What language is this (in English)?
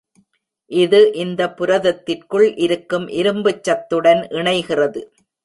Tamil